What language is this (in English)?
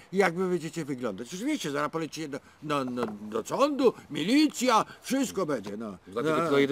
Polish